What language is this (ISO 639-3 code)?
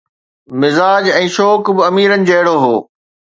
snd